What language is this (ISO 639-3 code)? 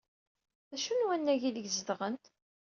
kab